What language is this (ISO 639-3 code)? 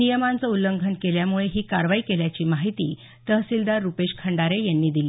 mar